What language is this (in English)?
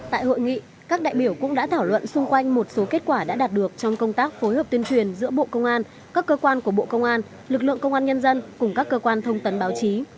Vietnamese